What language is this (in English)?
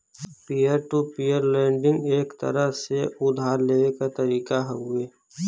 Bhojpuri